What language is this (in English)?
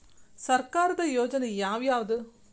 Kannada